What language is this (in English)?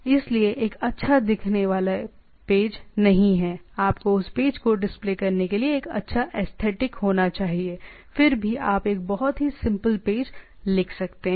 Hindi